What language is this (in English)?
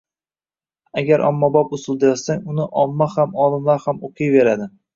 Uzbek